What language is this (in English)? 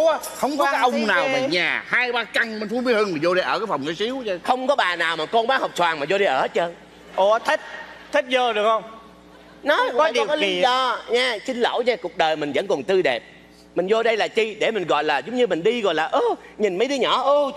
Vietnamese